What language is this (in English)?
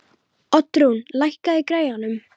Icelandic